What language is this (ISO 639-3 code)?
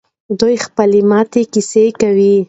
pus